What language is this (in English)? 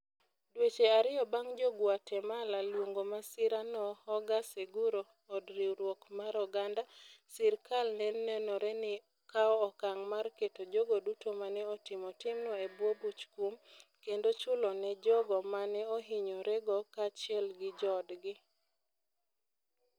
Luo (Kenya and Tanzania)